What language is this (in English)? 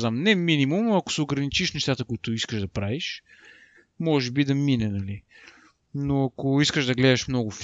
Bulgarian